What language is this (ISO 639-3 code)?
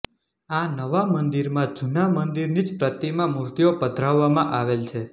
guj